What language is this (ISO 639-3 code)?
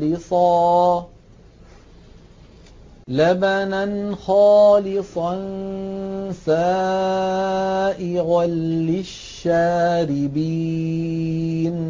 ara